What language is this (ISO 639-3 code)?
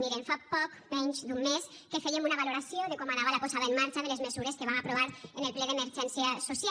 cat